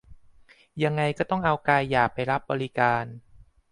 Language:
Thai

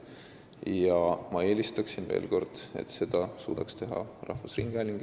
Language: Estonian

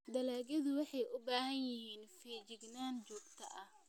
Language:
Somali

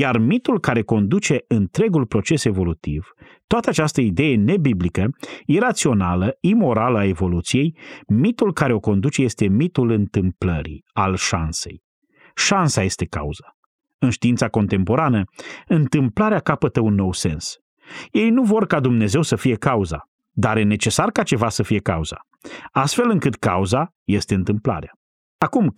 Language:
Romanian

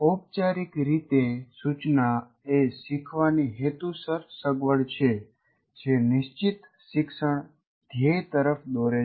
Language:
Gujarati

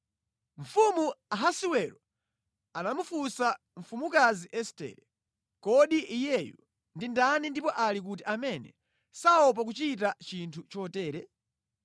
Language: Nyanja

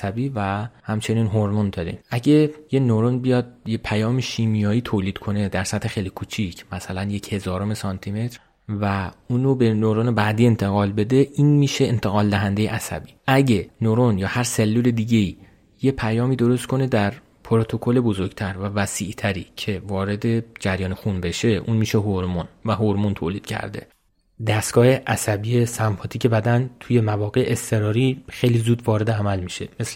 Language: Persian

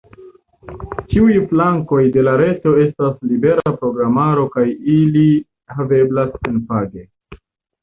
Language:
Esperanto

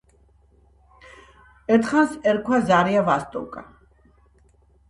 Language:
Georgian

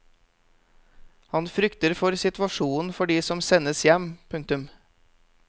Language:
Norwegian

